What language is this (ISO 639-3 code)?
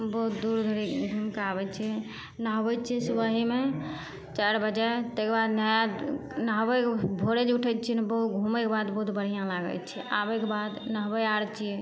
mai